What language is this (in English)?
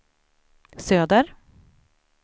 Swedish